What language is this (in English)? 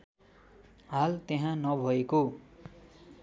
Nepali